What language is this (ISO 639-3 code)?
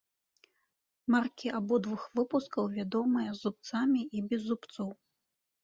bel